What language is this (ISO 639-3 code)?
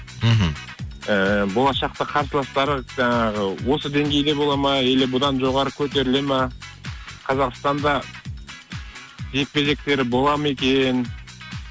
kaz